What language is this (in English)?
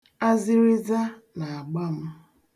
Igbo